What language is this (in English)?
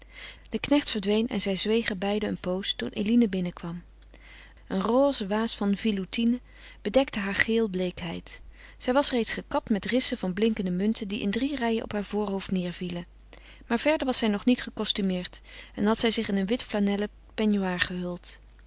Dutch